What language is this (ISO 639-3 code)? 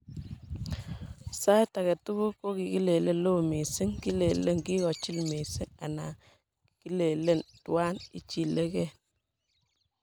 kln